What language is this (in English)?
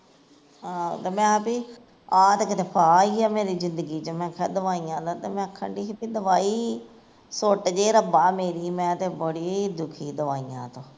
Punjabi